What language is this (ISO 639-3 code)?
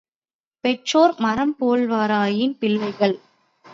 tam